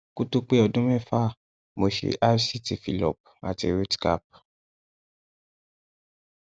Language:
Yoruba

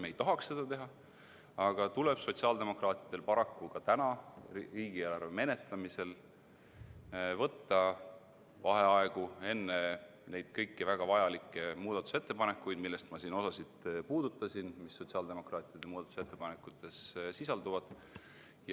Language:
Estonian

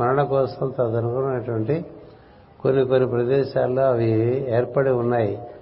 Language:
Telugu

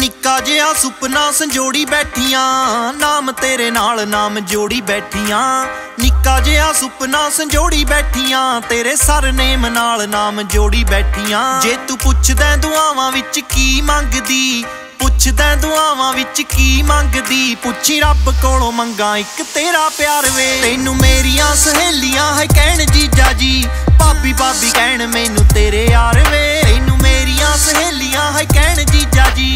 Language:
Hindi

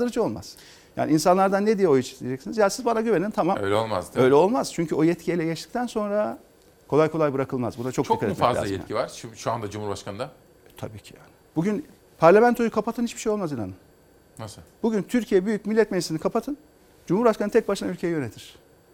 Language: Turkish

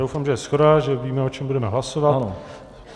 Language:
Czech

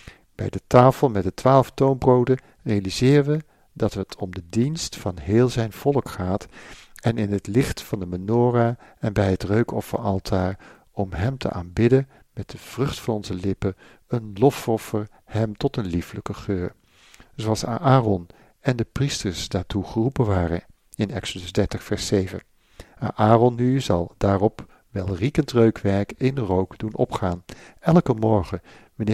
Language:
Dutch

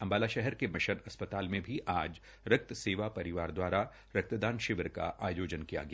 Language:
Hindi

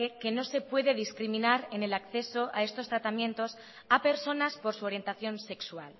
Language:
Spanish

